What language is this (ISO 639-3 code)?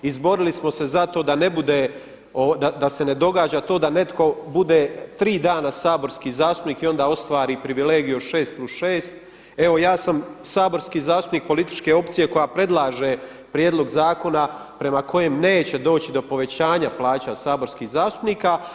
hrv